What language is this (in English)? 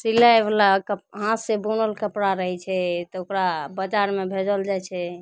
Maithili